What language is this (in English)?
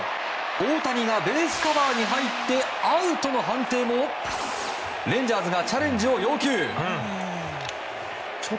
Japanese